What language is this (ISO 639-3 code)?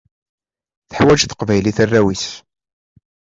kab